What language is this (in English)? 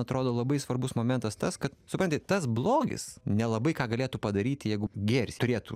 Lithuanian